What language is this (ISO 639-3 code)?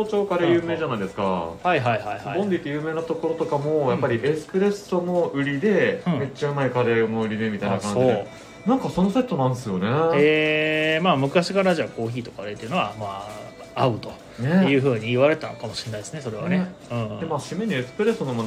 jpn